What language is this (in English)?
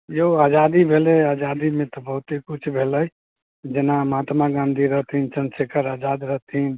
Maithili